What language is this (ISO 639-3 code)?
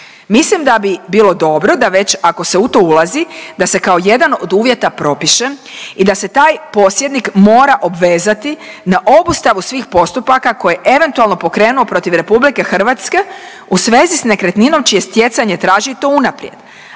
hrv